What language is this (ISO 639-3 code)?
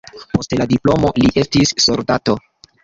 epo